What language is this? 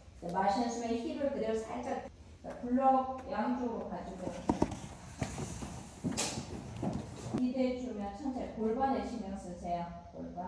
Korean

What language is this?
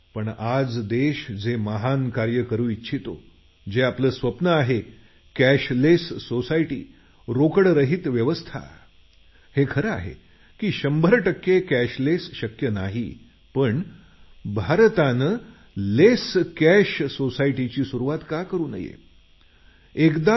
Marathi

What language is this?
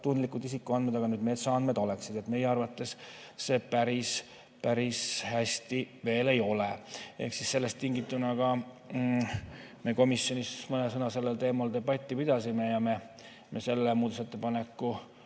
Estonian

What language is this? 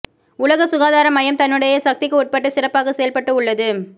Tamil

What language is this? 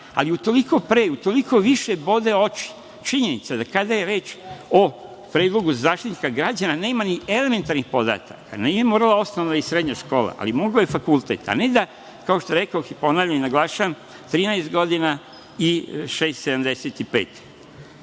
Serbian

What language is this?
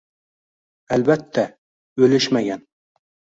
Uzbek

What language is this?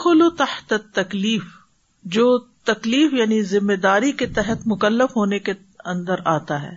Urdu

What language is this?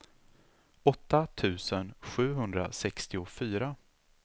Swedish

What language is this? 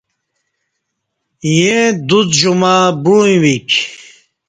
Kati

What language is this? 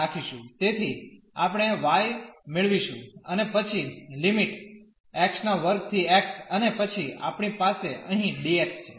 Gujarati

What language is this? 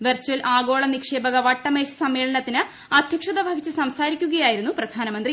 Malayalam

